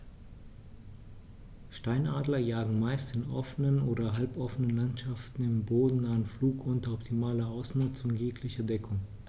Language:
German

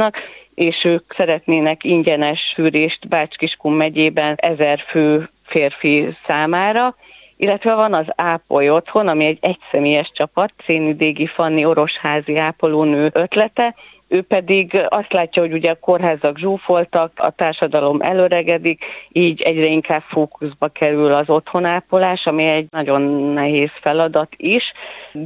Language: Hungarian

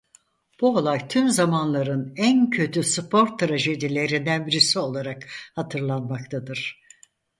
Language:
Turkish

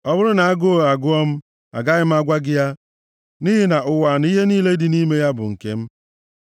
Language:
Igbo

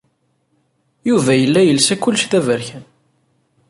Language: Kabyle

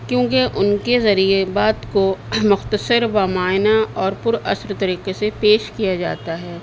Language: Urdu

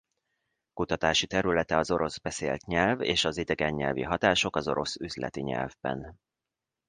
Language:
Hungarian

